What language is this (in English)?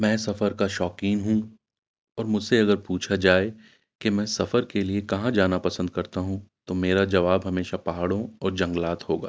Urdu